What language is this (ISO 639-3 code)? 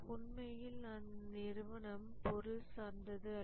tam